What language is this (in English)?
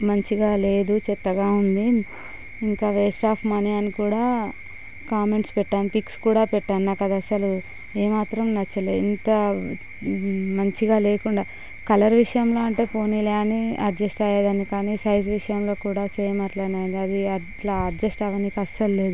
Telugu